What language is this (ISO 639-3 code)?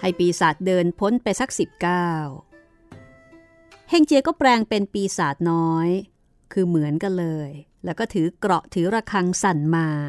tha